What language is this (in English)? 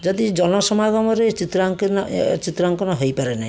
Odia